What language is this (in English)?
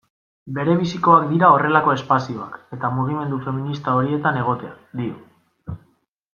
Basque